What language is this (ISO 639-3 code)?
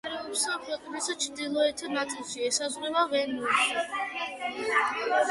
kat